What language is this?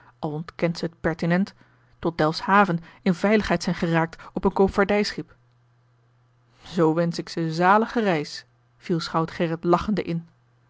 Dutch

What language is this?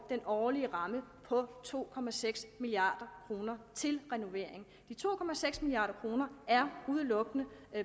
Danish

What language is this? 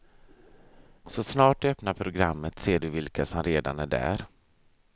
Swedish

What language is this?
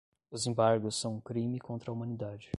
Portuguese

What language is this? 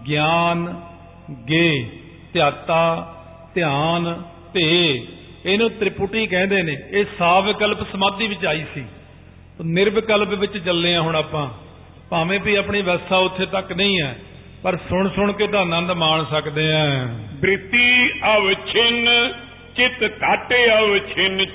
Punjabi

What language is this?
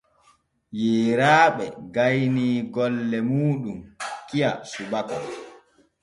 Borgu Fulfulde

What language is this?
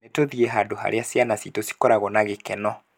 Kikuyu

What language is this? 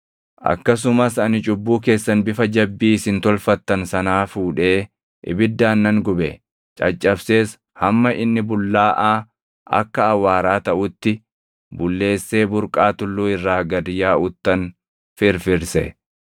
Oromo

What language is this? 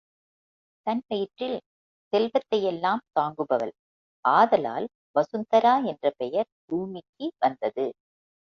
Tamil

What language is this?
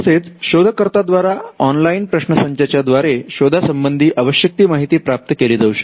Marathi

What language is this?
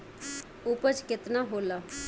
Bhojpuri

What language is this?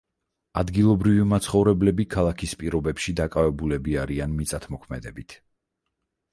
Georgian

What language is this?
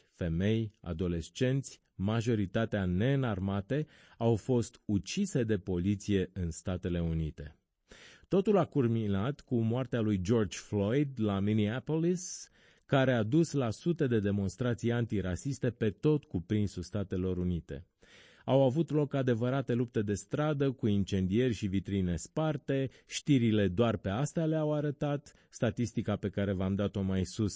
Romanian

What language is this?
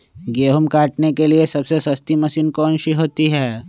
Magahi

